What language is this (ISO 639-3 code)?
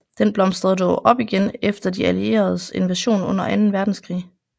dan